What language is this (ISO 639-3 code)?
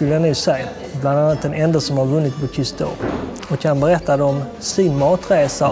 swe